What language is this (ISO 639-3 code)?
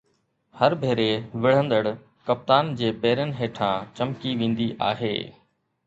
snd